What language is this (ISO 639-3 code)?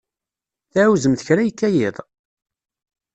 kab